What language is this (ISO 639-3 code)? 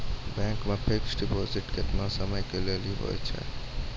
mai